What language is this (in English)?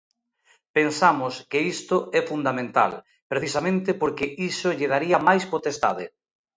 Galician